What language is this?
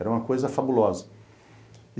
Portuguese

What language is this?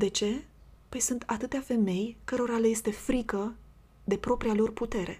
Romanian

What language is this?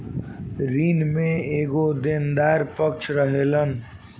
Bhojpuri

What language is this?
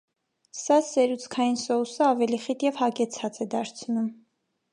Armenian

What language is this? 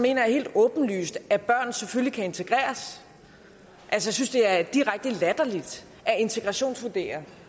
Danish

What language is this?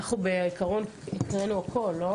Hebrew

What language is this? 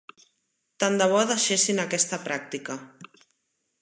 Catalan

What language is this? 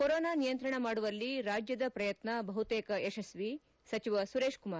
Kannada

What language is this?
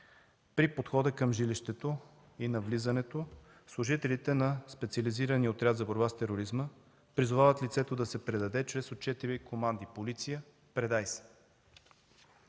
Bulgarian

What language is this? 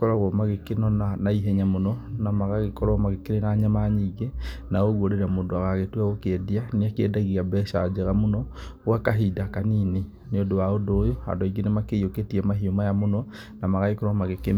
Kikuyu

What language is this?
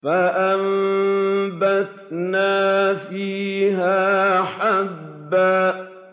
Arabic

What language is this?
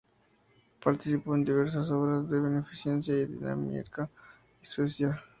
Spanish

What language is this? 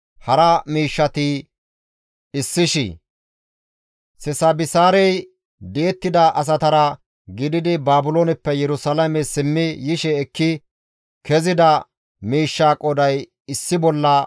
Gamo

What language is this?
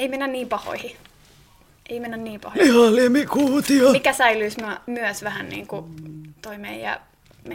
Finnish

